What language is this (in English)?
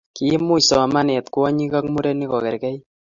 Kalenjin